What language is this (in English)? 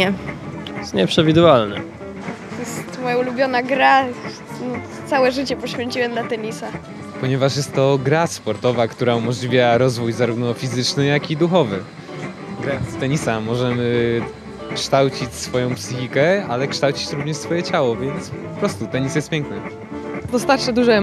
Polish